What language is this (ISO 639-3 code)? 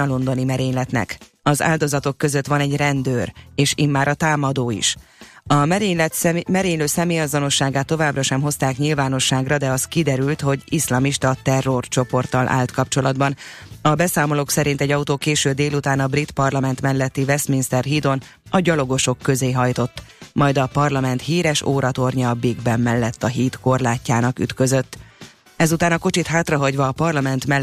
hun